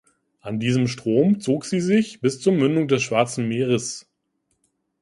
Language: German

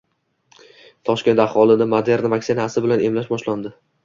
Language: Uzbek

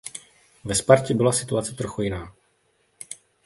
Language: Czech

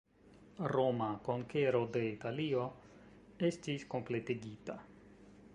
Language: Esperanto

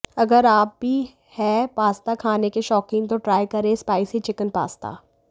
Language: Hindi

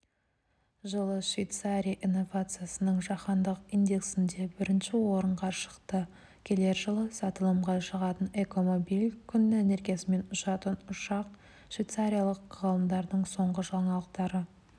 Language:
Kazakh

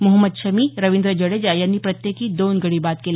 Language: Marathi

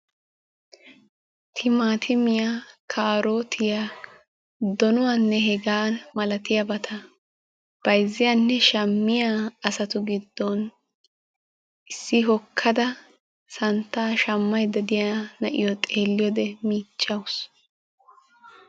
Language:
Wolaytta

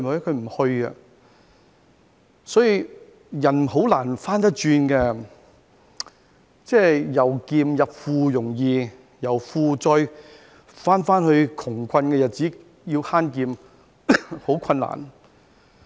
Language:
Cantonese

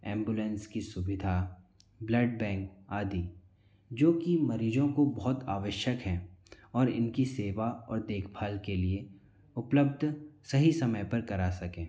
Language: Hindi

